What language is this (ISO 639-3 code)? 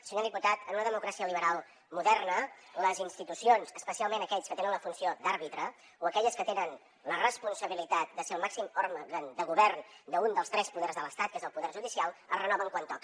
cat